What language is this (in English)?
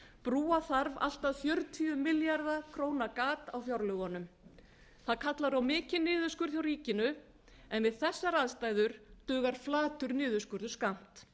Icelandic